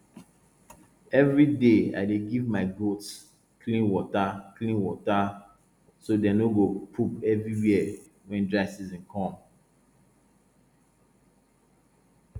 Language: Nigerian Pidgin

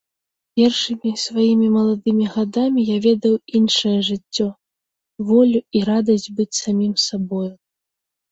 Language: Belarusian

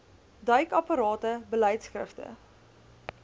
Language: Afrikaans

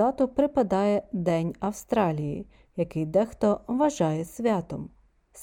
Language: Ukrainian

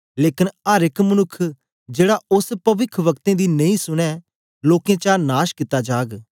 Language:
Dogri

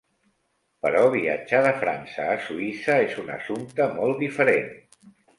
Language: Catalan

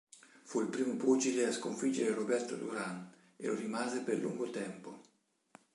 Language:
Italian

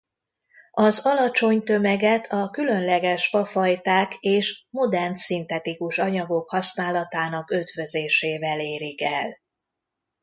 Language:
Hungarian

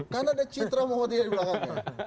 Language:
Indonesian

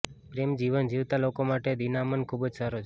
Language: Gujarati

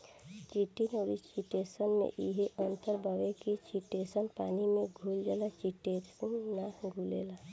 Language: Bhojpuri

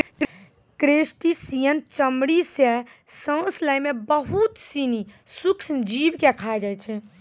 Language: Maithili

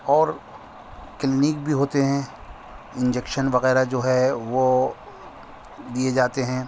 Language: Urdu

